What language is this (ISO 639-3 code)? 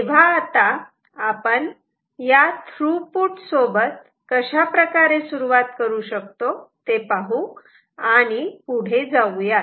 mar